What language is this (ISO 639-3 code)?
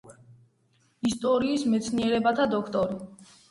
kat